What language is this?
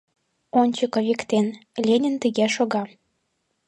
Mari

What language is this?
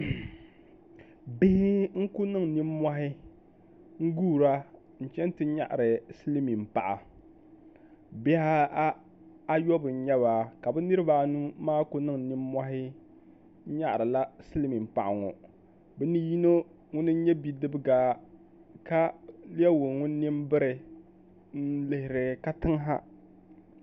Dagbani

